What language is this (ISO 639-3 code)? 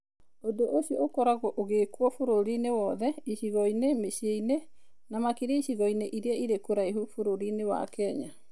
kik